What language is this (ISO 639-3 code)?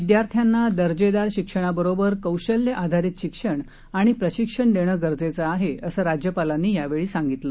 mar